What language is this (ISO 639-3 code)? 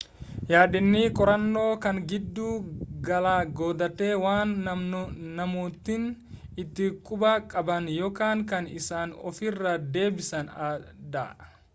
orm